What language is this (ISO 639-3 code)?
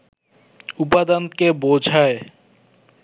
ben